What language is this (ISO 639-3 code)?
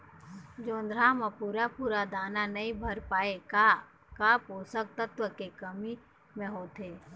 hne